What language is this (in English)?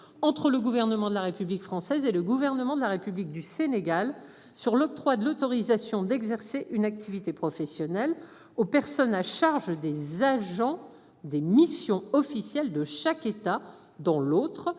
French